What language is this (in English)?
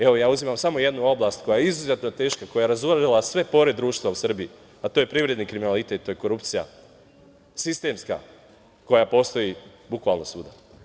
Serbian